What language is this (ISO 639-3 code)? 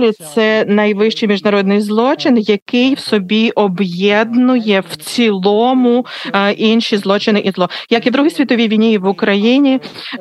ukr